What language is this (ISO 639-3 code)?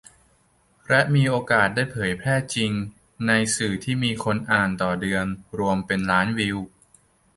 tha